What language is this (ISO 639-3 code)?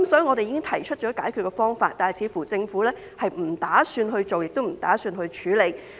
yue